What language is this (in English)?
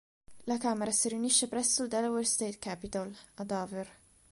Italian